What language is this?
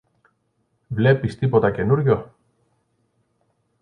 Greek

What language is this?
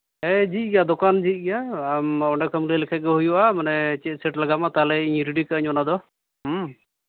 Santali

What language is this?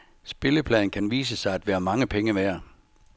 Danish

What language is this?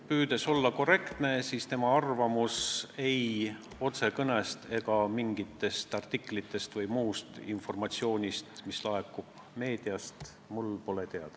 Estonian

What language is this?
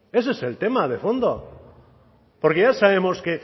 Spanish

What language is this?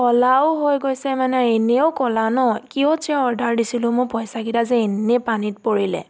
Assamese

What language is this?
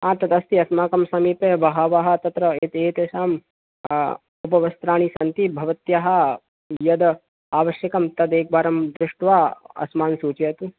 Sanskrit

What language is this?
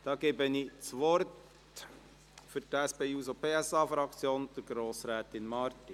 Swiss German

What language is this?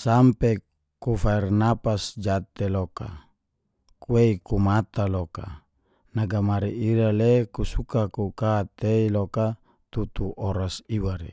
Geser-Gorom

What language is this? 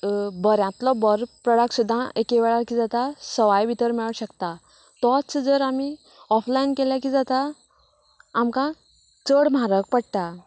Konkani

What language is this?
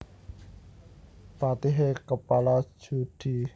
Javanese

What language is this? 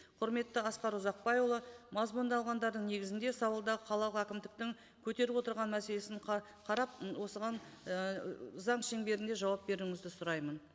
Kazakh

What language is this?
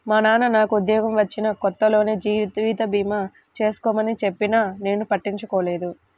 Telugu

